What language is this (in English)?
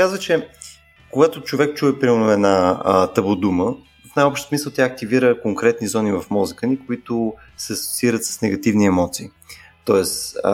Bulgarian